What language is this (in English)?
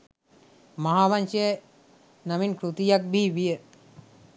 Sinhala